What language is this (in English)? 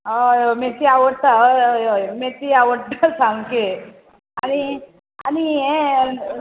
Konkani